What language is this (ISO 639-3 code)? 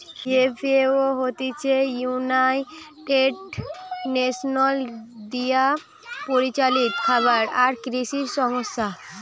ben